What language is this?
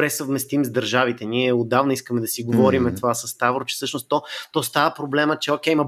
Bulgarian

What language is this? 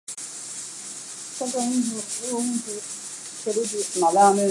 Chinese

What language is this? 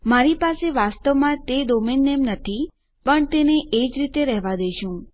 Gujarati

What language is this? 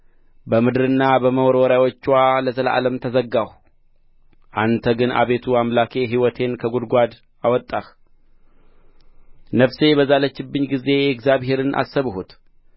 Amharic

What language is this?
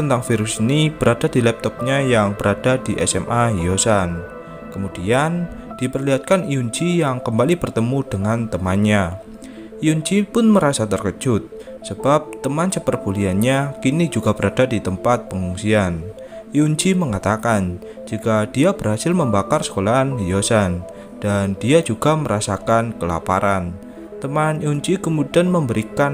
Indonesian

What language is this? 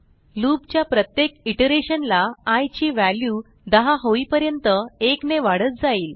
Marathi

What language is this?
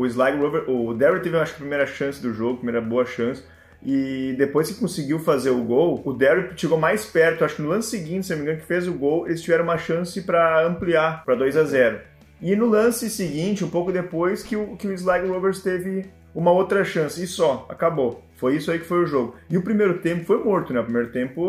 Portuguese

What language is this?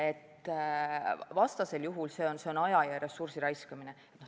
Estonian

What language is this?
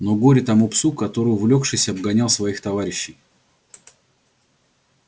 Russian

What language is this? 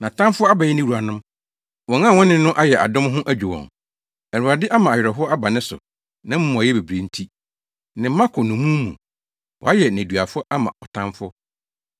Akan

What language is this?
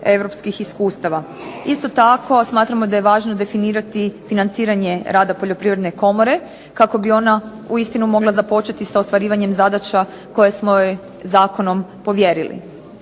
Croatian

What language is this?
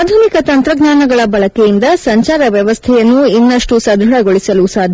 Kannada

